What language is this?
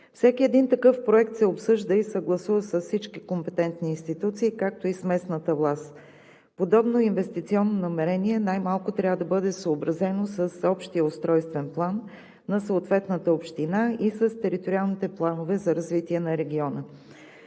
Bulgarian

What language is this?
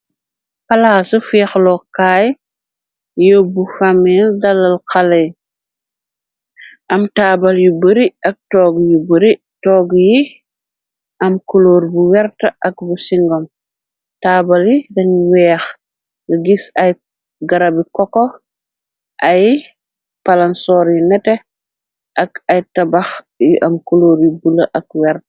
Wolof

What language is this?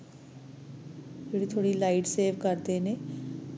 Punjabi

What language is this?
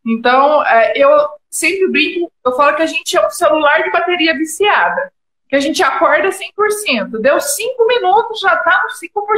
Portuguese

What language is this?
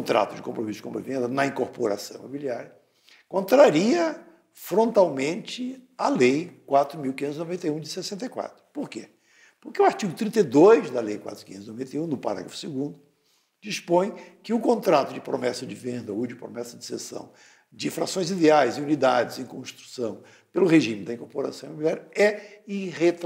Portuguese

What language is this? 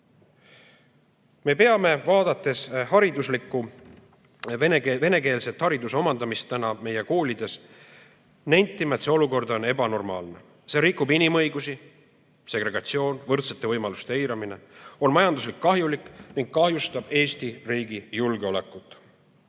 Estonian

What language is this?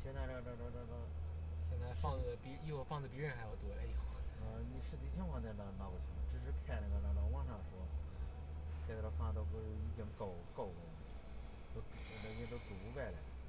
Chinese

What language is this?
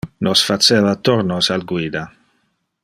Interlingua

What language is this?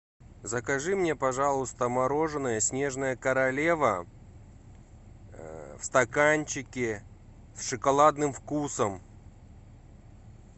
Russian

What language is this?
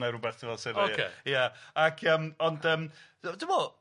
Welsh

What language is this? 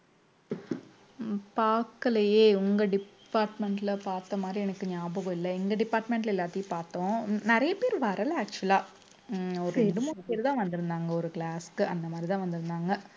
Tamil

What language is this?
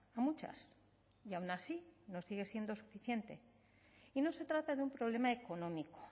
Spanish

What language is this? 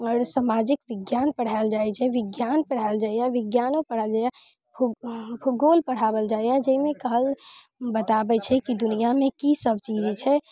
Maithili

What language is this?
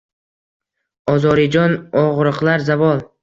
Uzbek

